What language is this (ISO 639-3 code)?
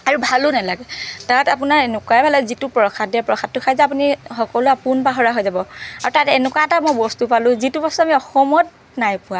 asm